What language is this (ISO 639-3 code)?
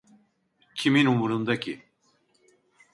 tur